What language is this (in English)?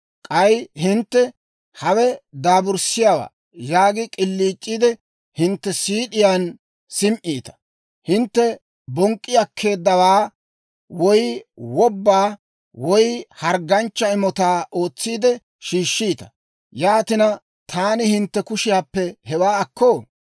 Dawro